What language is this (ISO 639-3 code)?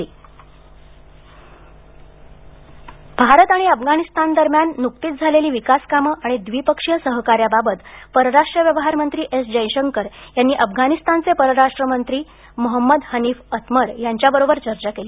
mar